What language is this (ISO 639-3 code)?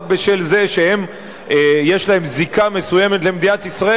heb